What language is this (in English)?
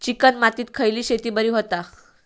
Marathi